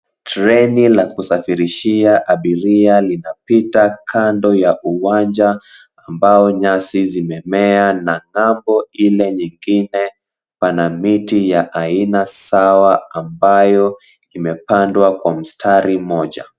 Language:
Swahili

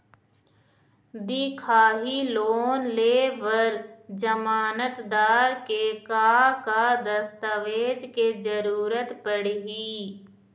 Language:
Chhattisgarhi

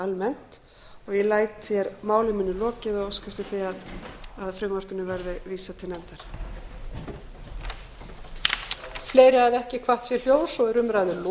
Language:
Icelandic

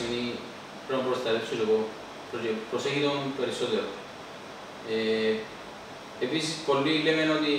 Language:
Greek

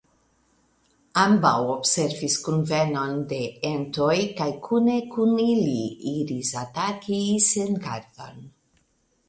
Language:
Esperanto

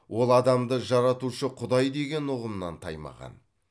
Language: Kazakh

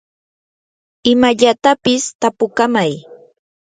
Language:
Yanahuanca Pasco Quechua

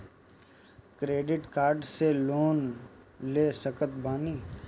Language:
Bhojpuri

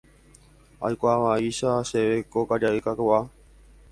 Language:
Guarani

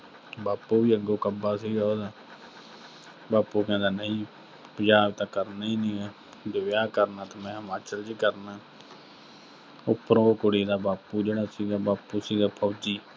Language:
Punjabi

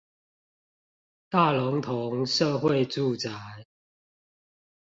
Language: Chinese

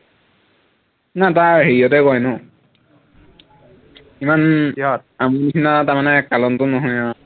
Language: Assamese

